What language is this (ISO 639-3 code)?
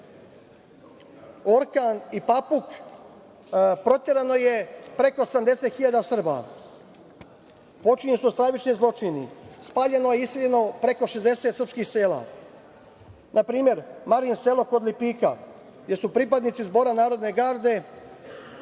srp